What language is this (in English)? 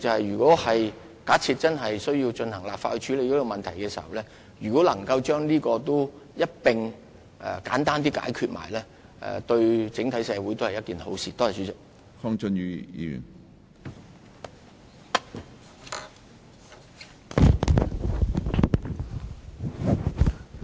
Cantonese